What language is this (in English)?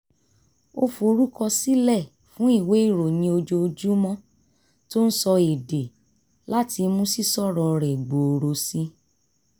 Yoruba